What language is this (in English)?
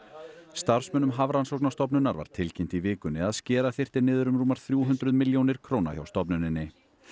Icelandic